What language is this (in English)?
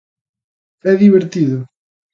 Galician